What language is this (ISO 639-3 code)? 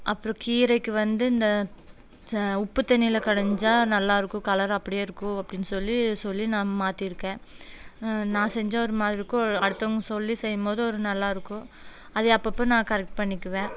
tam